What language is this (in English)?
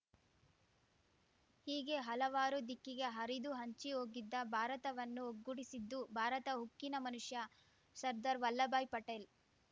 Kannada